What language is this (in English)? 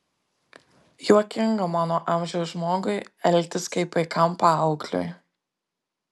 Lithuanian